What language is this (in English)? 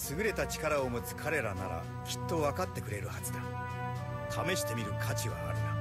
Japanese